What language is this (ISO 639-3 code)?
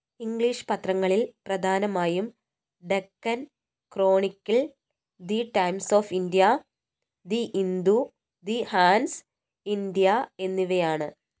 mal